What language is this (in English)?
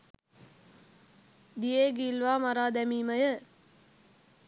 Sinhala